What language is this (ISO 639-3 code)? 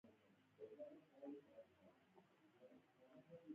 pus